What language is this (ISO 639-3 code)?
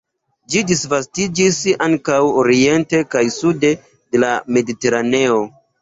epo